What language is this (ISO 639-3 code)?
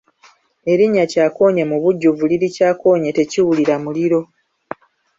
lug